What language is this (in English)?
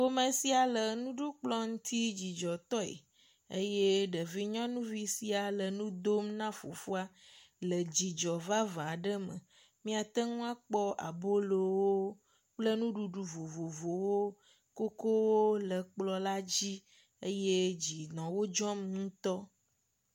Ewe